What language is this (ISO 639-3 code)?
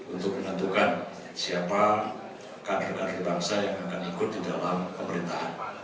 ind